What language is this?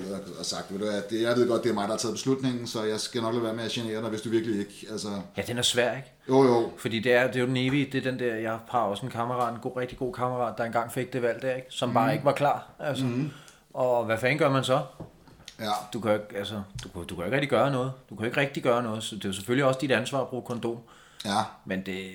Danish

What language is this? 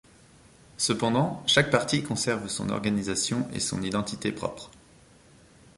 French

